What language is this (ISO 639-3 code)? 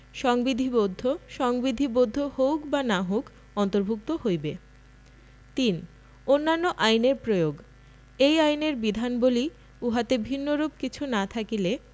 ben